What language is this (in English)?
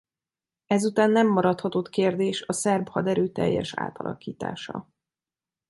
Hungarian